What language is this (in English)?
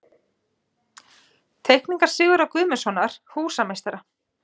Icelandic